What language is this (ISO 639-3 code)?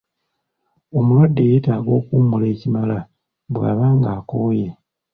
lug